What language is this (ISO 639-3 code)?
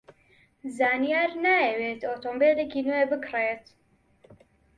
ckb